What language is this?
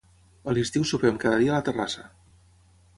Catalan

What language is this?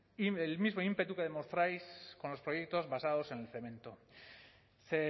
Spanish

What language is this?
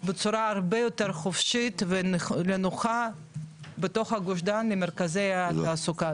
Hebrew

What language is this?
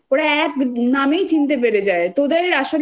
Bangla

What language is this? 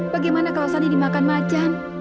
Indonesian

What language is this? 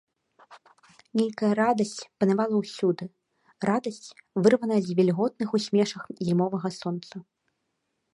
Belarusian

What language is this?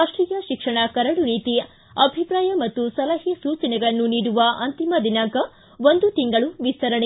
Kannada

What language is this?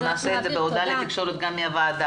Hebrew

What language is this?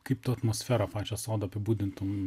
Lithuanian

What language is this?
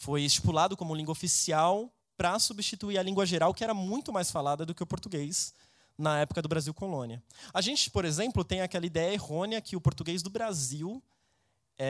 Portuguese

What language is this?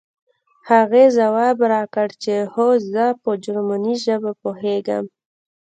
Pashto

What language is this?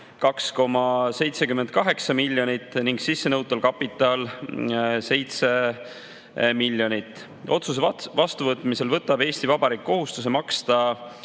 Estonian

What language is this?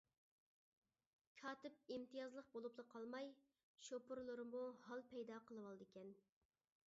Uyghur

